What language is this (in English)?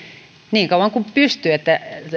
Finnish